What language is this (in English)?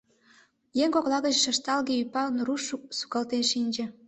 Mari